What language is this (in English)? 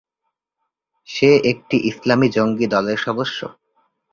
Bangla